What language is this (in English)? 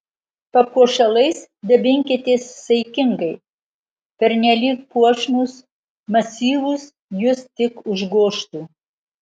Lithuanian